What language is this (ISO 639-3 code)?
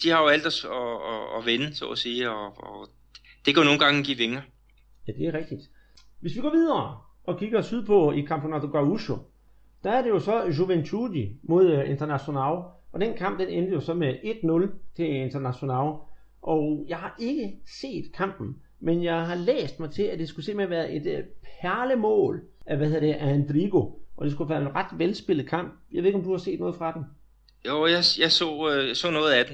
dan